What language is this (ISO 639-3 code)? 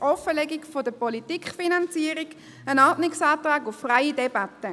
gsw